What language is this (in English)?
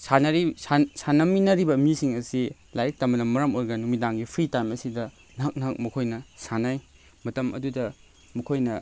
Manipuri